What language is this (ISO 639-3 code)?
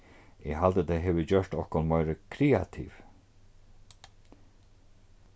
fao